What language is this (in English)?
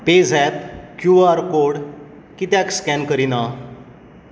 Konkani